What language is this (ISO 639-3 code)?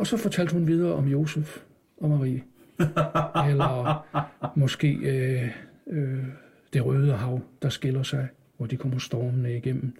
dan